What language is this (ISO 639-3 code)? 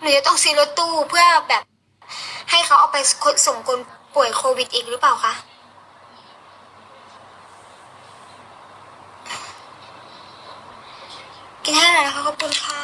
tha